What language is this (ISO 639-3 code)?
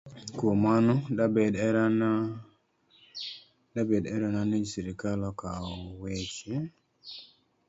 luo